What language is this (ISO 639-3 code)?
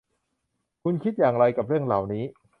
tha